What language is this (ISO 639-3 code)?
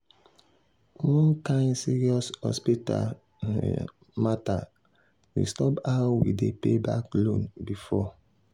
pcm